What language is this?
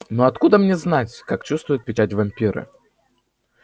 Russian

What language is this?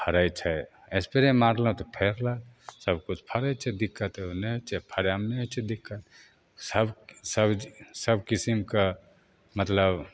Maithili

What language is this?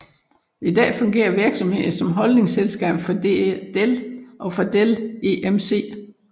Danish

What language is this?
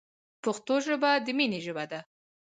Pashto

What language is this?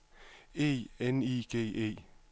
Danish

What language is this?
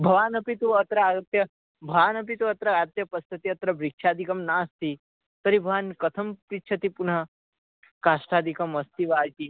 Sanskrit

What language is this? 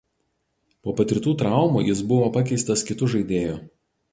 Lithuanian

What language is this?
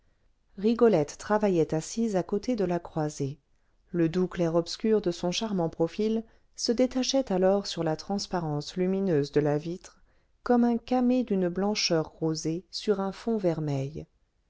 French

